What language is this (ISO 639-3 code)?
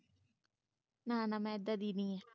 pan